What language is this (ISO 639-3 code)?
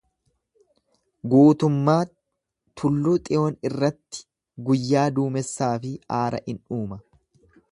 orm